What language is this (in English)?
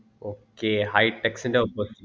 Malayalam